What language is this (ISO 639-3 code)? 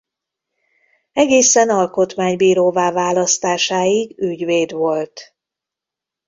hun